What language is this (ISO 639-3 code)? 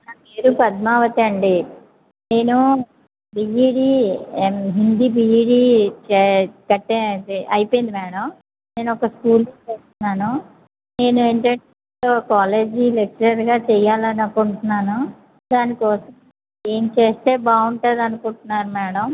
tel